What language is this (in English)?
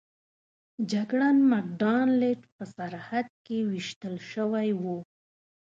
Pashto